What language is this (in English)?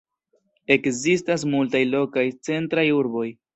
Esperanto